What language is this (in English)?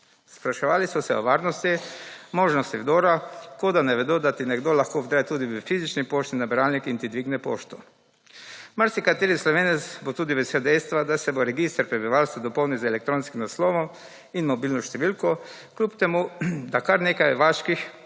Slovenian